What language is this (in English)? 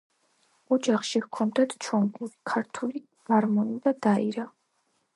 Georgian